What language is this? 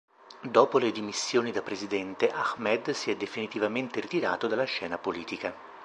Italian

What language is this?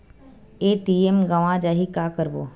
Chhattisgarhi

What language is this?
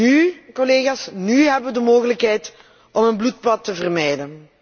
Dutch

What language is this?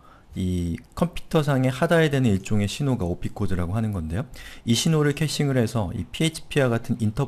Korean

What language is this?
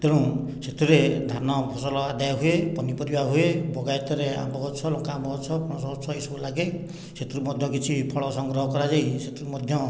Odia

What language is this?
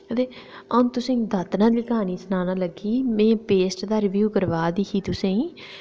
Dogri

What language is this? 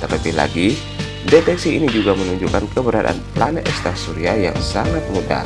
Indonesian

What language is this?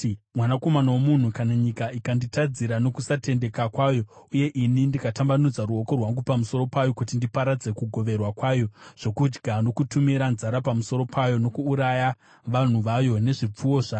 Shona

